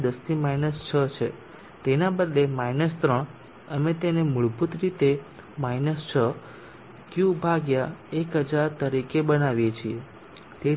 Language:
Gujarati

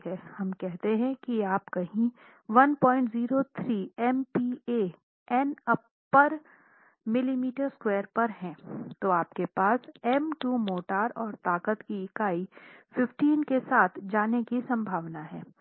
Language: Hindi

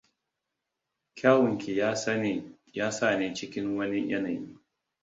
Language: Hausa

